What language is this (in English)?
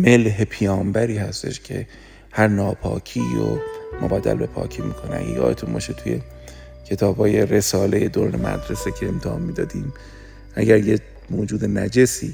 Persian